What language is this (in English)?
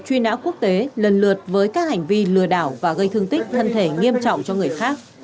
Vietnamese